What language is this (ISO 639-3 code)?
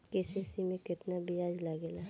bho